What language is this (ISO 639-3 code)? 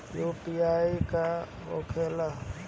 bho